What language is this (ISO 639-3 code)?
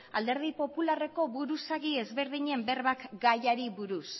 eus